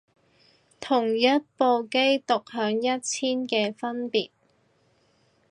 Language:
Cantonese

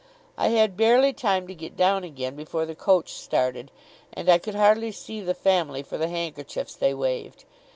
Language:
English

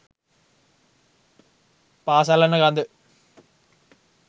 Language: Sinhala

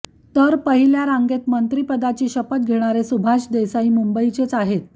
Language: Marathi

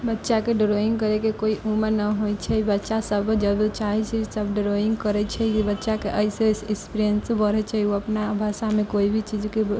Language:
Maithili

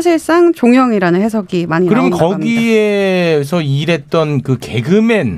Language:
Korean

